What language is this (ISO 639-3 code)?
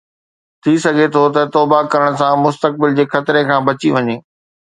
snd